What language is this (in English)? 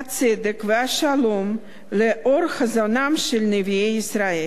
Hebrew